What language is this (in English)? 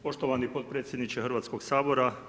Croatian